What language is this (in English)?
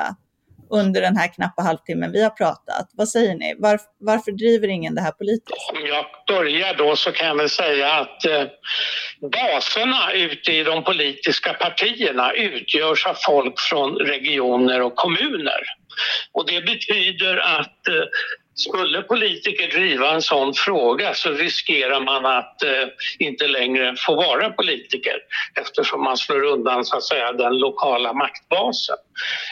Swedish